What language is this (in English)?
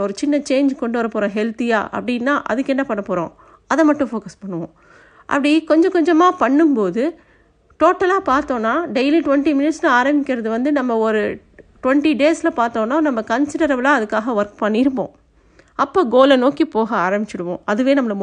Tamil